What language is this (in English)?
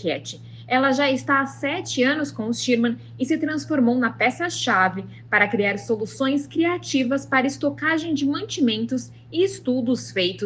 Portuguese